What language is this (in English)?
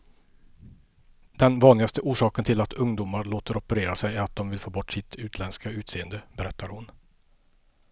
Swedish